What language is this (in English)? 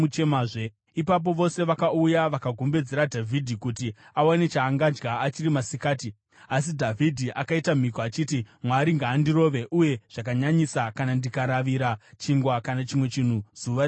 Shona